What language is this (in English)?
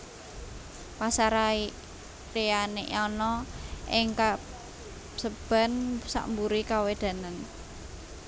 Javanese